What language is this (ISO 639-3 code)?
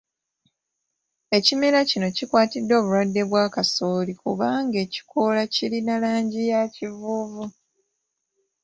lug